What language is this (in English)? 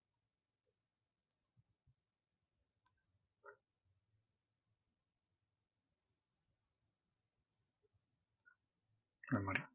Tamil